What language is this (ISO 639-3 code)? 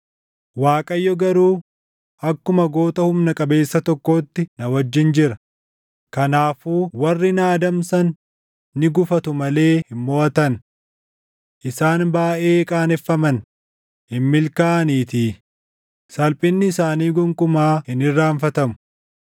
orm